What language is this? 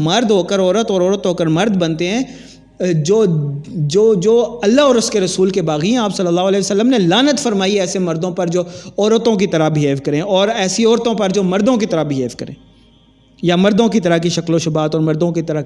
Urdu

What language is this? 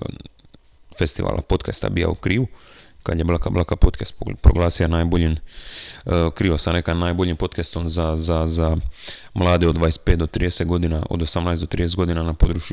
Croatian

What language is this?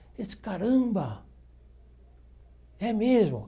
Portuguese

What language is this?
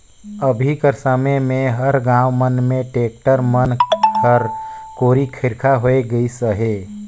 Chhattisgarhi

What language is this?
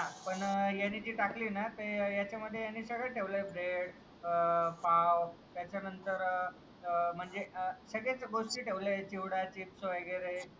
Marathi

